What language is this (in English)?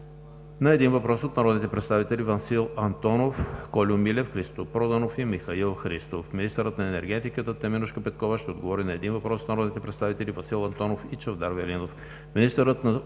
Bulgarian